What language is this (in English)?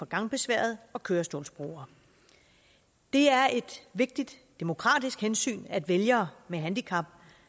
Danish